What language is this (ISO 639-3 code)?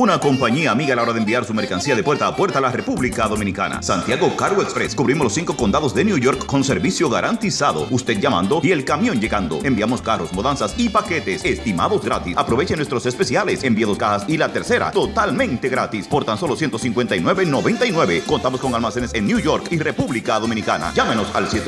spa